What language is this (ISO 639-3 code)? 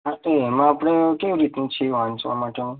guj